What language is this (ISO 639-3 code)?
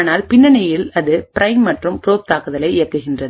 tam